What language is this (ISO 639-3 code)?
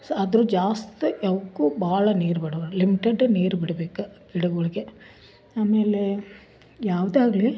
kan